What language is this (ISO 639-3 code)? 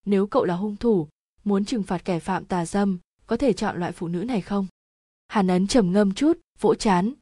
vie